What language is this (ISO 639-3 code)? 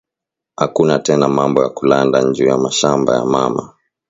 swa